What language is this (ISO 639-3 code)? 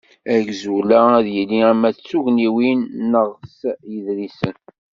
kab